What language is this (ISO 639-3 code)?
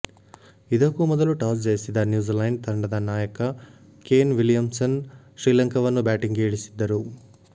kan